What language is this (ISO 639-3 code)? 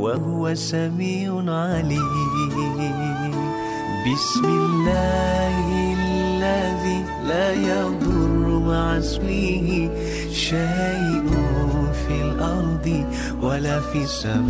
msa